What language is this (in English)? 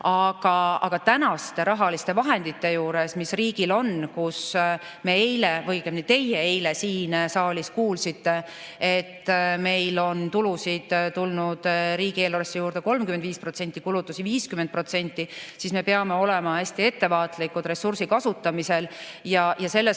Estonian